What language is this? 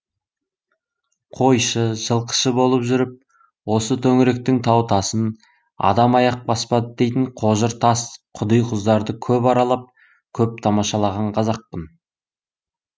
Kazakh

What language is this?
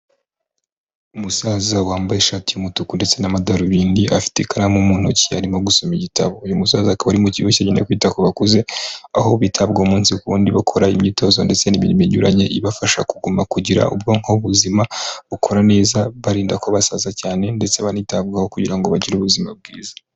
Kinyarwanda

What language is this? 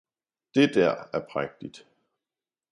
Danish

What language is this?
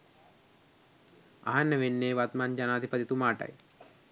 Sinhala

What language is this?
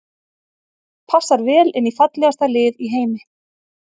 Icelandic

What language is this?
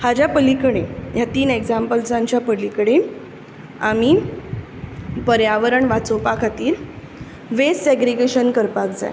Konkani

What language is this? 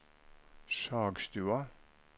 Norwegian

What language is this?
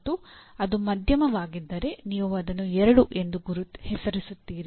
Kannada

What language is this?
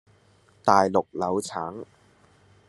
Cantonese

